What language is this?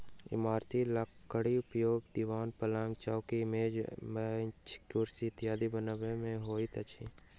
Maithili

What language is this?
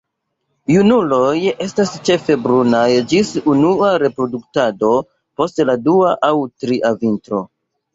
Esperanto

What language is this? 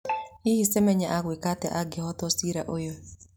Kikuyu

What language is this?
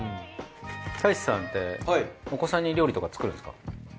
Japanese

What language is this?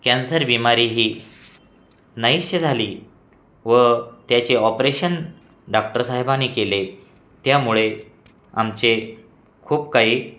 Marathi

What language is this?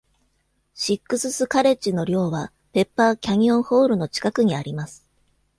Japanese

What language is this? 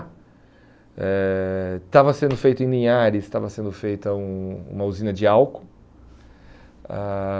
Portuguese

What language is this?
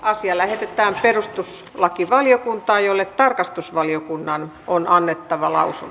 Finnish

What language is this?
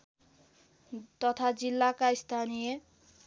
Nepali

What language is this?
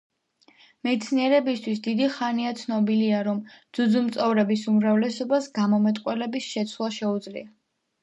Georgian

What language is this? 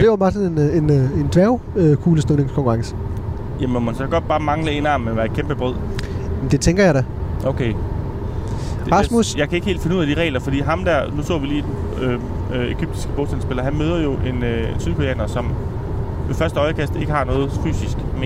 Danish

